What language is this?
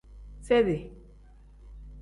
Tem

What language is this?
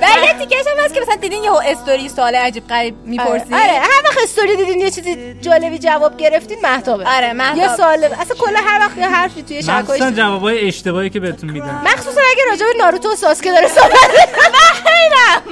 Persian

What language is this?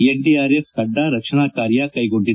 Kannada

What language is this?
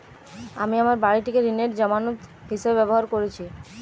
Bangla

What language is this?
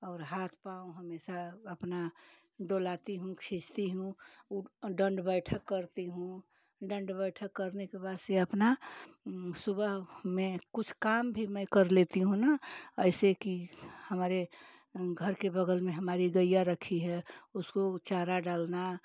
Hindi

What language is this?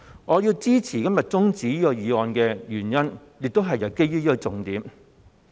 Cantonese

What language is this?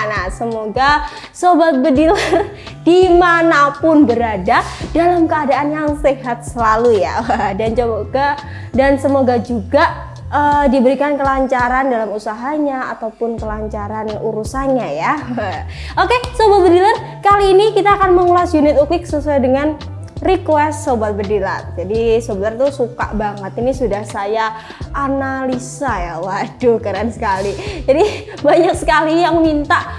Indonesian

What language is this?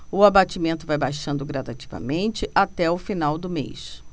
Portuguese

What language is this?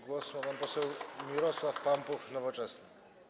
Polish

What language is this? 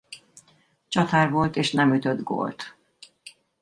Hungarian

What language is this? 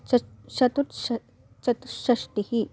Sanskrit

